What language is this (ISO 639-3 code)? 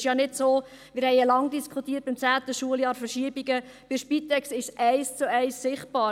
gsw